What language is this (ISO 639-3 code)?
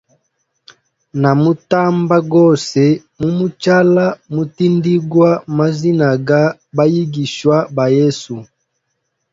hem